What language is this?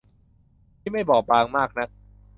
Thai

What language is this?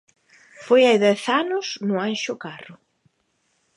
Galician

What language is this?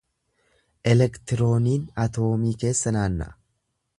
Oromo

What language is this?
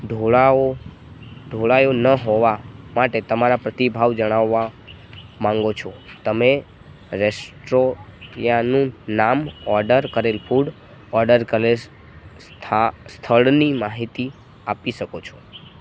Gujarati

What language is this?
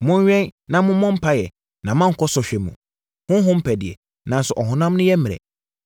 Akan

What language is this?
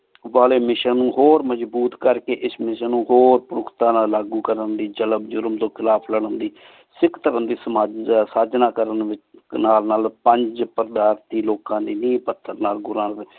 Punjabi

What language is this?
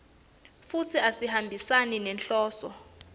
Swati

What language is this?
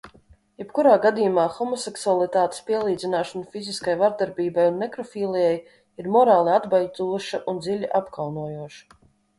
Latvian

